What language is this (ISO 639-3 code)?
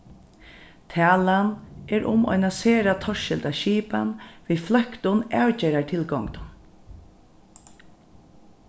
fao